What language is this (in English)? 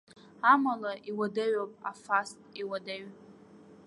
Abkhazian